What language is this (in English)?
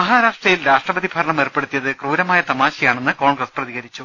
Malayalam